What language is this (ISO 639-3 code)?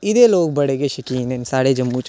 doi